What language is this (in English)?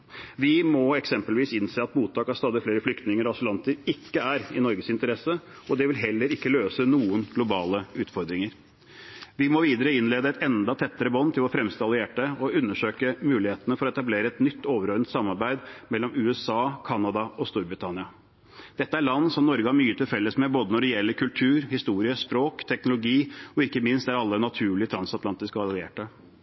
Norwegian Bokmål